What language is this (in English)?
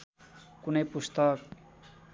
Nepali